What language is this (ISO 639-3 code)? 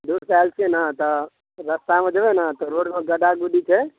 mai